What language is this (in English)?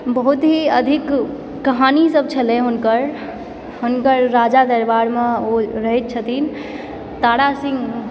Maithili